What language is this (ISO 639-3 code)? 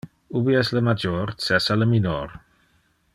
ina